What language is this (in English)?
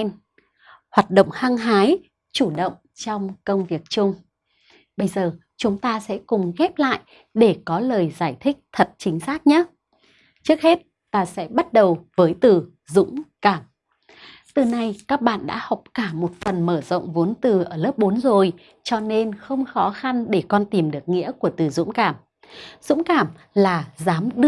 Vietnamese